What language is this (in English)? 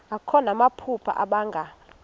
Xhosa